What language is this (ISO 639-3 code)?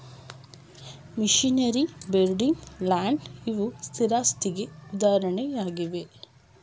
kan